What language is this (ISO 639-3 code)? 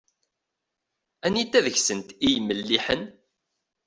kab